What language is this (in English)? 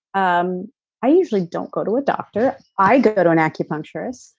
English